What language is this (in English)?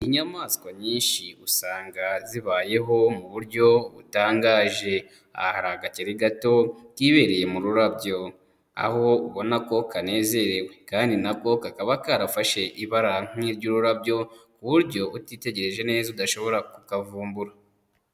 Kinyarwanda